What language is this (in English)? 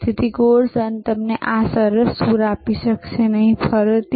Gujarati